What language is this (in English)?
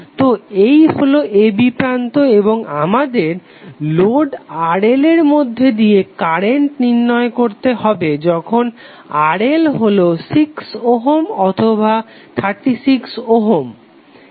Bangla